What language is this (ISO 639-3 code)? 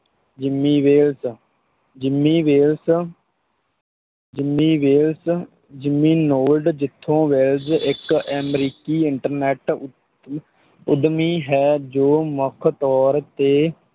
pan